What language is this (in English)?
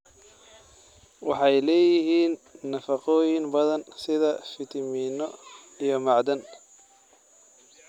Somali